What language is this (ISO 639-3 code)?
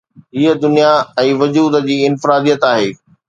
snd